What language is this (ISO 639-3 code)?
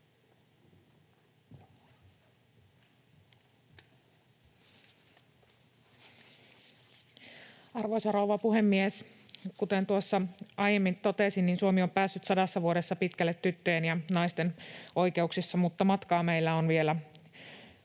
fin